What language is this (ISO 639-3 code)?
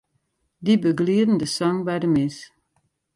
fry